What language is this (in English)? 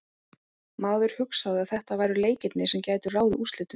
Icelandic